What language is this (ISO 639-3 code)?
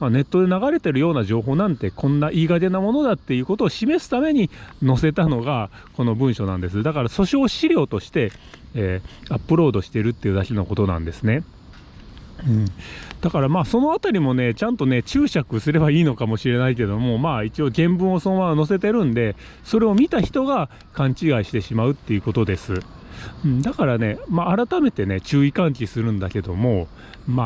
jpn